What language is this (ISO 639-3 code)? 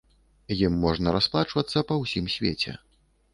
bel